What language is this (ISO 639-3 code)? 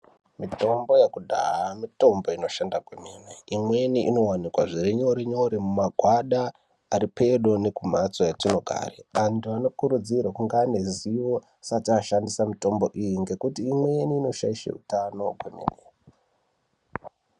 ndc